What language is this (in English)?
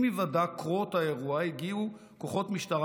Hebrew